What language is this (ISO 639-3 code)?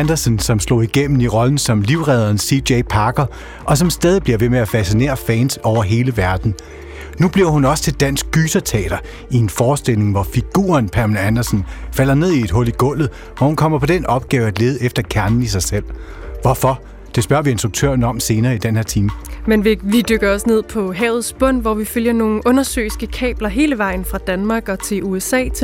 dan